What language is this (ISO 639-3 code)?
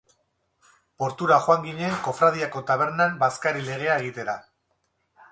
eus